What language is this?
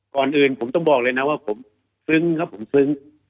Thai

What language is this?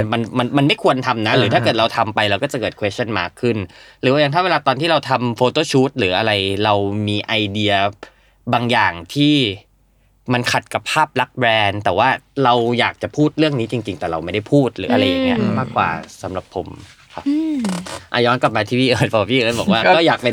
Thai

